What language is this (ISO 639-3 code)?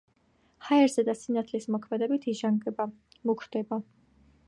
kat